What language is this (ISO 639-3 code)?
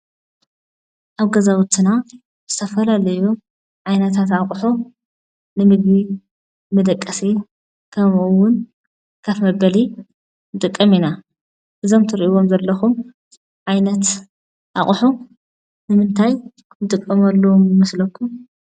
tir